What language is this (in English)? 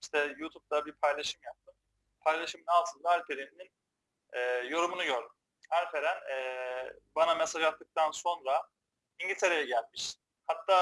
Turkish